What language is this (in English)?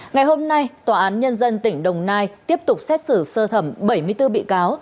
Vietnamese